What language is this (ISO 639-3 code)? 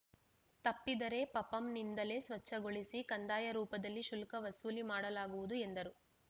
kan